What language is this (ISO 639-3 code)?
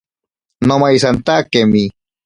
prq